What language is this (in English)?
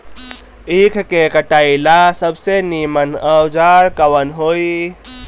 Bhojpuri